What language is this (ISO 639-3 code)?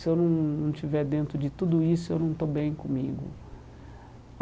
por